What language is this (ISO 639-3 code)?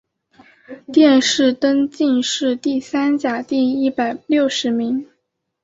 zho